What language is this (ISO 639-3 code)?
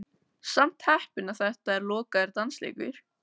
isl